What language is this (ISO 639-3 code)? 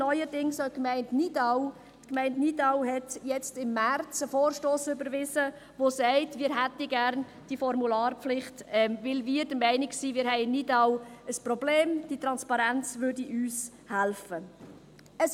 gsw